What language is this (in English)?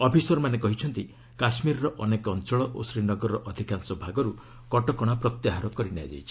Odia